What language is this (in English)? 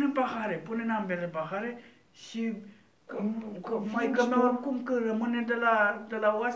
Romanian